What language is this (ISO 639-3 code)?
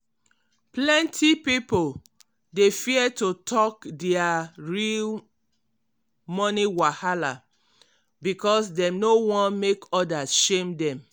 pcm